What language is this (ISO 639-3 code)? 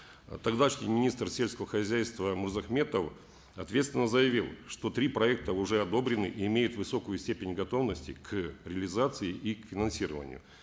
kaz